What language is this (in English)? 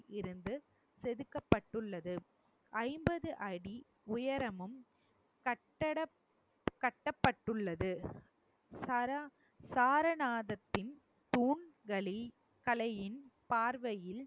Tamil